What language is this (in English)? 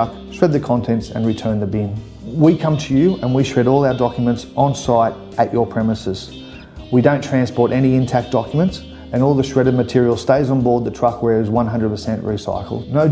English